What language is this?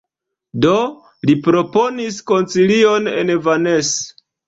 Esperanto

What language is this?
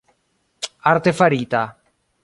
Esperanto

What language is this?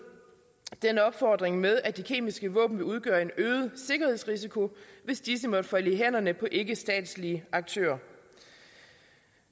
Danish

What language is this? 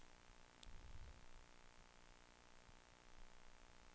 Danish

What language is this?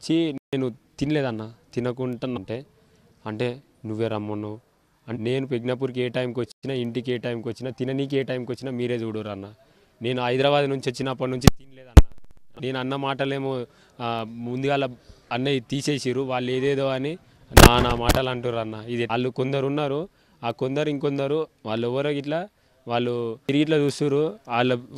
Telugu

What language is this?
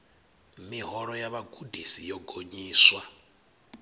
Venda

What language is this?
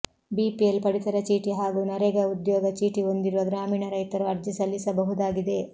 Kannada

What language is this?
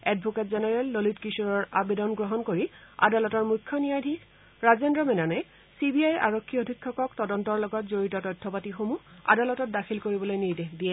Assamese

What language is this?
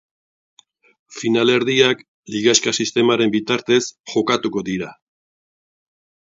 Basque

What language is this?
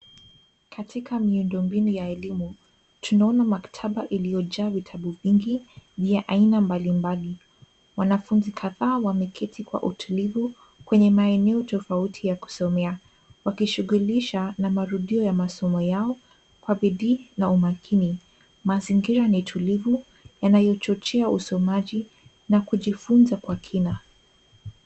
Swahili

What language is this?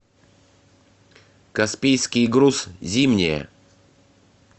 Russian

